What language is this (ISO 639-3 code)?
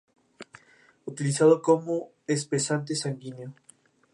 spa